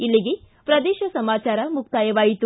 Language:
Kannada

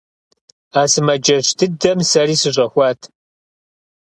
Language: Kabardian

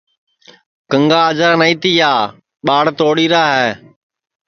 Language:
Sansi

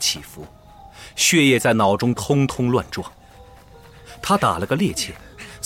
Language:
Chinese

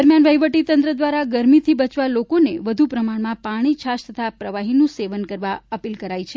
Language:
Gujarati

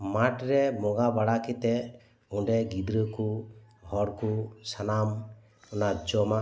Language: Santali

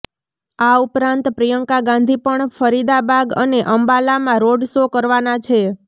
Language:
Gujarati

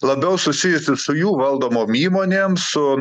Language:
Lithuanian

